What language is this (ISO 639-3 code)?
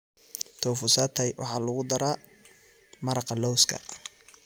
som